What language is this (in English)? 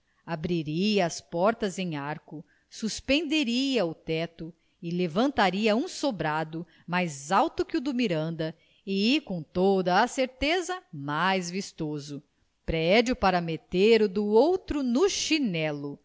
Portuguese